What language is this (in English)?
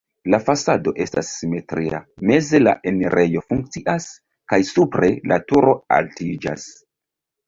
Esperanto